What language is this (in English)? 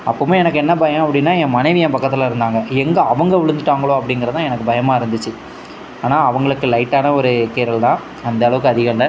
Tamil